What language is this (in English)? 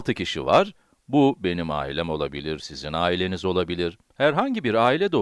Turkish